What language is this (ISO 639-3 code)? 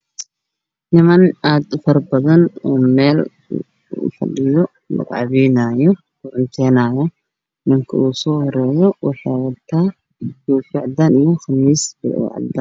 som